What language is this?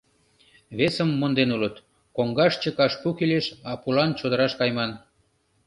Mari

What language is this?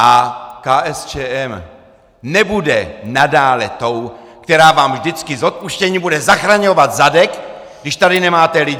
Czech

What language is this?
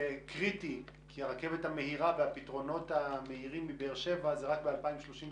Hebrew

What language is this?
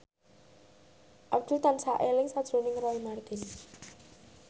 Javanese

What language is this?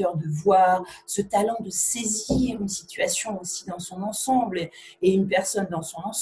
French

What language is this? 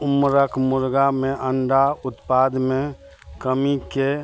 Maithili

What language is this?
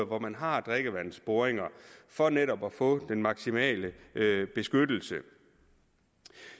Danish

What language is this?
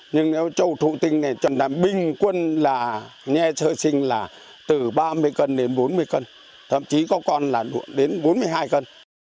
Vietnamese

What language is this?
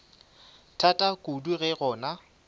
Northern Sotho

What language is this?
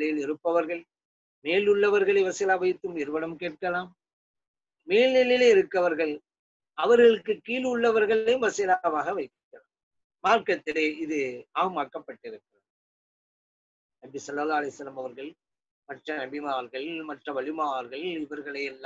Hindi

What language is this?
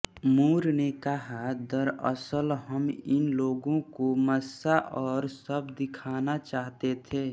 Hindi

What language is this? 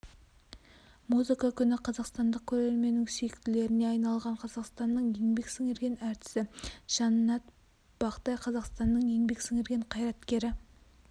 Kazakh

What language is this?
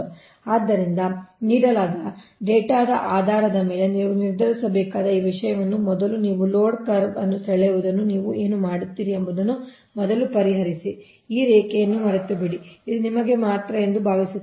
Kannada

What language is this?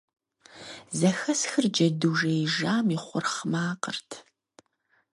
Kabardian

